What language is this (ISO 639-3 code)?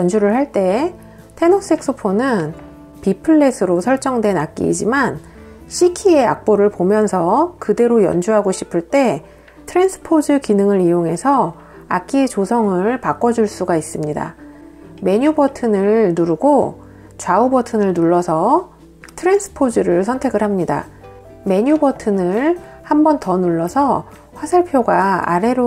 kor